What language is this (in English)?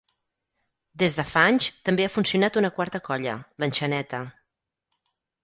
Catalan